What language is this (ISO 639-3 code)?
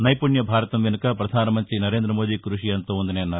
tel